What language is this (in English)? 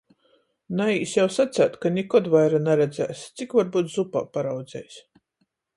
Latgalian